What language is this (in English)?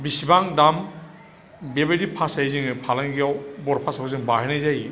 Bodo